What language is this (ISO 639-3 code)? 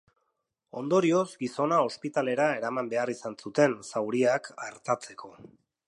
eus